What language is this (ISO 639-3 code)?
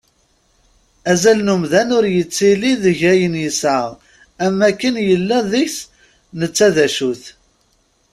kab